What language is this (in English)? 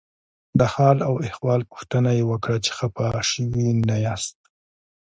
Pashto